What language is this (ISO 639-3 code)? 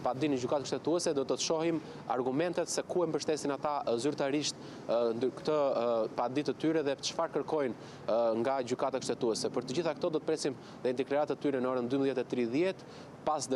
ron